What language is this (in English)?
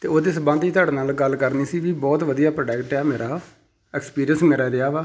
Punjabi